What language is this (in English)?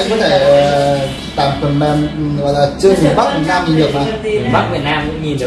Vietnamese